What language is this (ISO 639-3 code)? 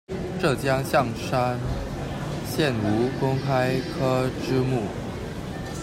zho